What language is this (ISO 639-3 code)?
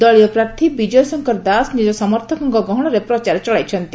ori